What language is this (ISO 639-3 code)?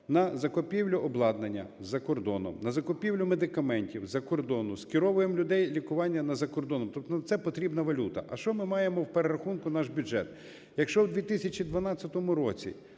ukr